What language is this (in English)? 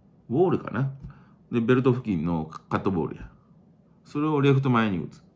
Japanese